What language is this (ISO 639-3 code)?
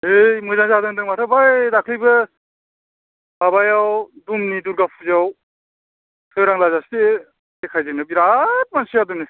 brx